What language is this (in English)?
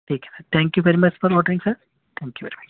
Urdu